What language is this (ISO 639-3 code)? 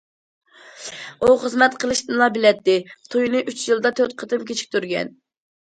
uig